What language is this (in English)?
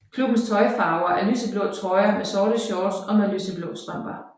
Danish